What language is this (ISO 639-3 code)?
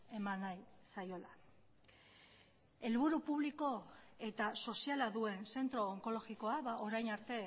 eus